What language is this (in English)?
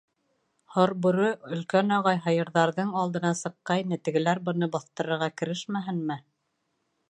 Bashkir